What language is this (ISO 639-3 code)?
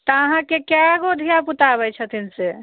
mai